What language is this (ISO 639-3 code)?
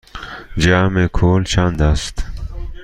fas